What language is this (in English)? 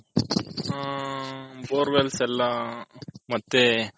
Kannada